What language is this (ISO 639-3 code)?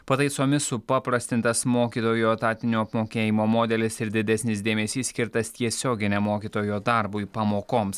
lit